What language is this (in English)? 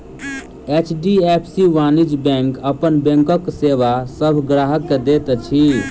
Maithili